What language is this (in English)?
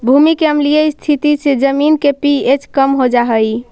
Magahi